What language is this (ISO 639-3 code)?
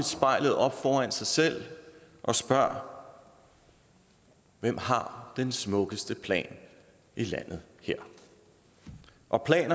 dan